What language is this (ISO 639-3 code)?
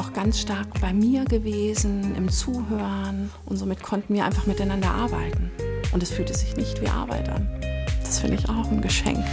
deu